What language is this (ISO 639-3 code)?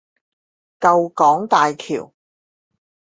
zho